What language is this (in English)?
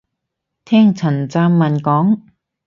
Cantonese